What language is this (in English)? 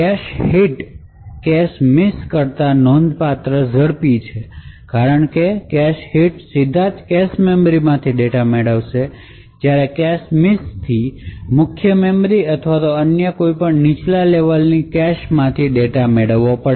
Gujarati